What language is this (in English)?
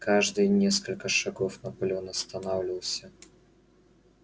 Russian